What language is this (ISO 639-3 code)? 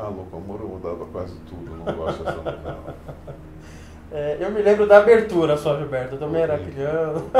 por